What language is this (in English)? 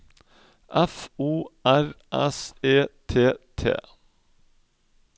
Norwegian